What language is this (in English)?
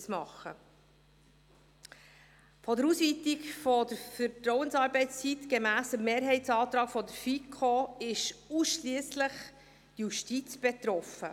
Swiss German